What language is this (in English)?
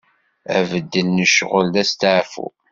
Kabyle